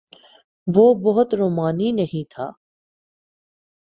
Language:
Urdu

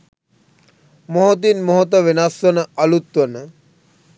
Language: Sinhala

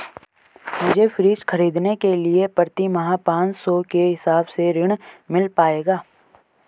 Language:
Hindi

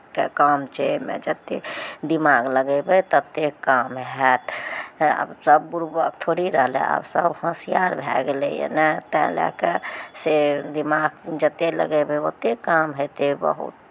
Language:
Maithili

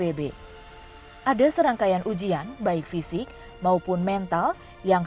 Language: Indonesian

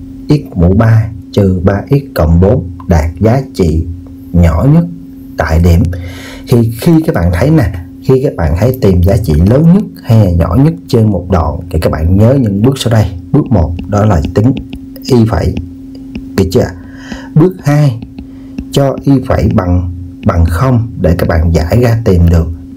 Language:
Vietnamese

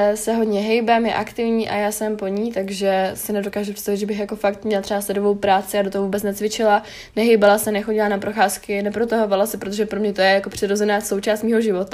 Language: Czech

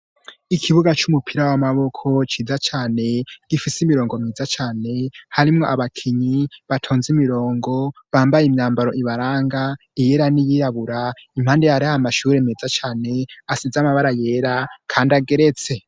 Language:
Rundi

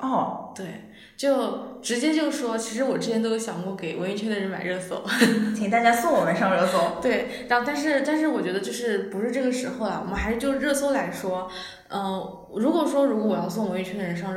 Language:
Chinese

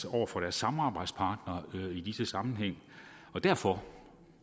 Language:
Danish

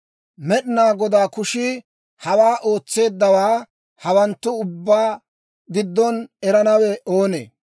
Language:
Dawro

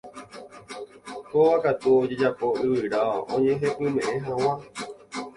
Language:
Guarani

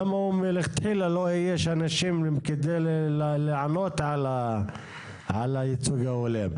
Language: Hebrew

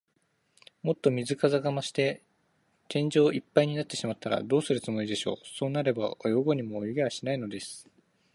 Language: Japanese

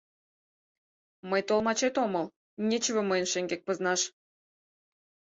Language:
Mari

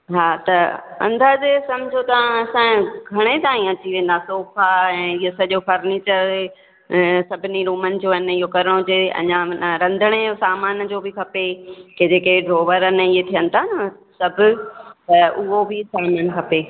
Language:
Sindhi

